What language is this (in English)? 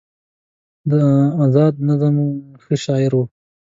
Pashto